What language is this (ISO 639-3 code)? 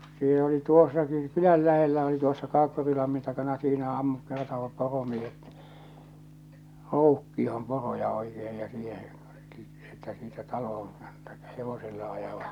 fin